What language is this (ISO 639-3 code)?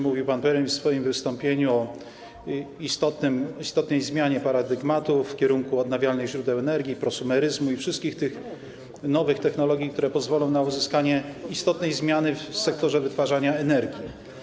pol